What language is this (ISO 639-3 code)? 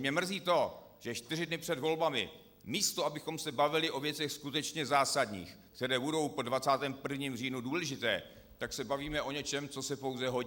ces